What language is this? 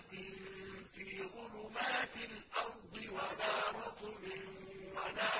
Arabic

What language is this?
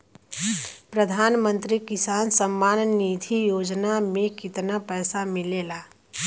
Bhojpuri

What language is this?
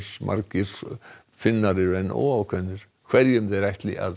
Icelandic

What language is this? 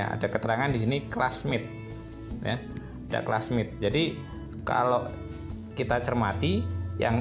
Indonesian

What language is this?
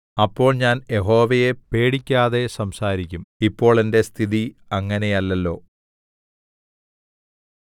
Malayalam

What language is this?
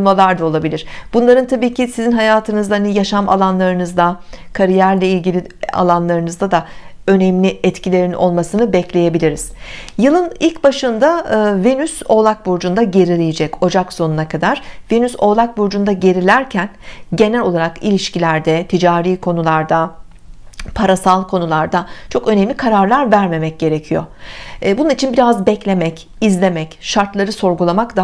Turkish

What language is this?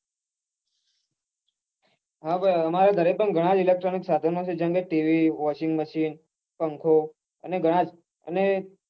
Gujarati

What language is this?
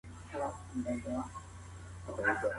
Pashto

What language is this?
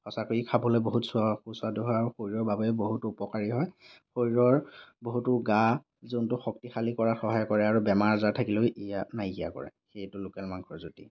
Assamese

